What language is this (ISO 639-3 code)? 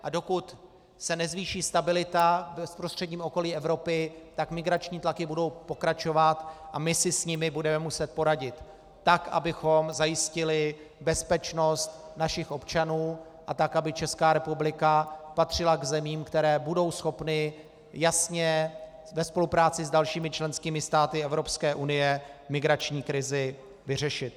ces